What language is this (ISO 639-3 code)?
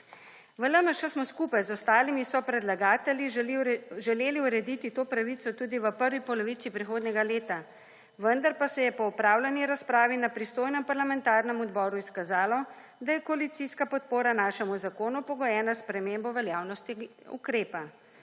slv